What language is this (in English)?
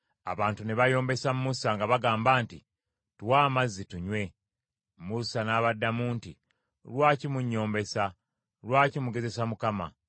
Ganda